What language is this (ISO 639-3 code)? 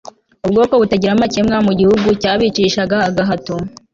kin